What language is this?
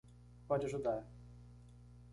Portuguese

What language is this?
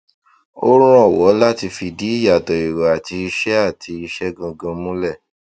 Yoruba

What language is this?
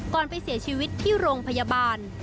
Thai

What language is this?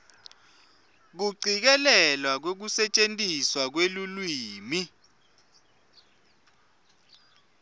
Swati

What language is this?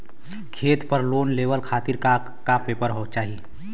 Bhojpuri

